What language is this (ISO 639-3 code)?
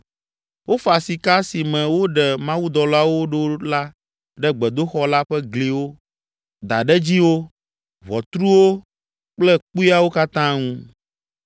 ewe